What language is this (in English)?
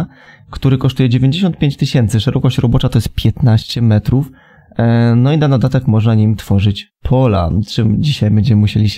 Polish